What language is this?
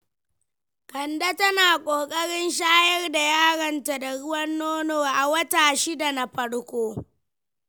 Hausa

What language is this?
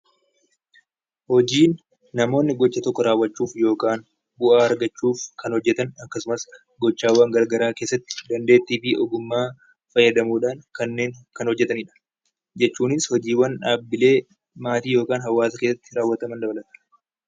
Oromo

